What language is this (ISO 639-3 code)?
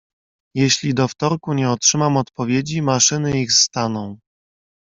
pol